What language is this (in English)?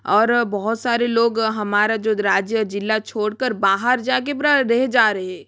Hindi